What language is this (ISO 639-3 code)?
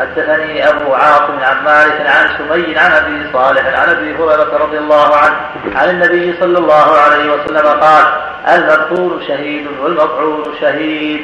ara